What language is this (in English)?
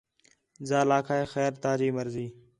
Khetrani